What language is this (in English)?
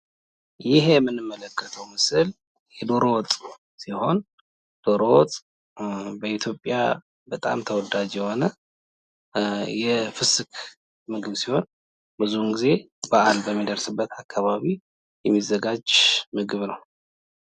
Amharic